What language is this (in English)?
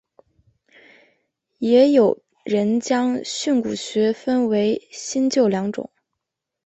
Chinese